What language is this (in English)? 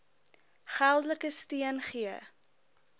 Afrikaans